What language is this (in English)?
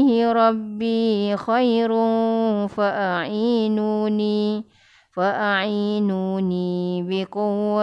Malay